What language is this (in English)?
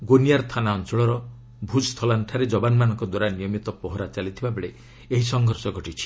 Odia